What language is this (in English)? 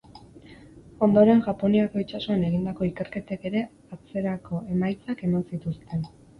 Basque